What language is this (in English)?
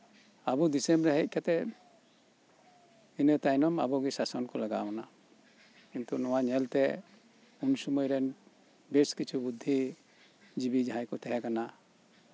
Santali